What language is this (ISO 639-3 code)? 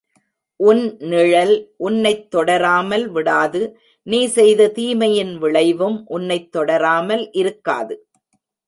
tam